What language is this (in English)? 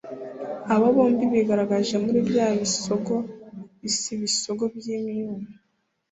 Kinyarwanda